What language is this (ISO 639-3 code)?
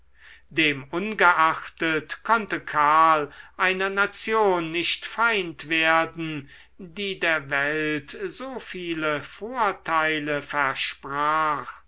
deu